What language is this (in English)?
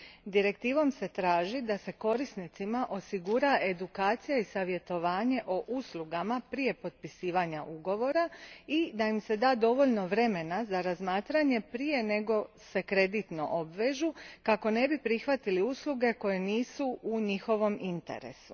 Croatian